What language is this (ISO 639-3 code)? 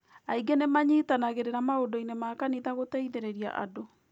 kik